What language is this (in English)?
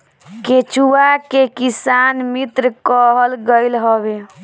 Bhojpuri